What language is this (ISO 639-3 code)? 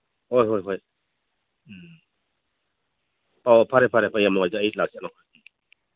mni